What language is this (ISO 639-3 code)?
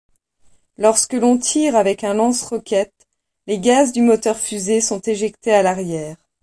fra